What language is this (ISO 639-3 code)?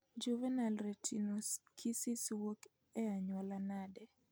luo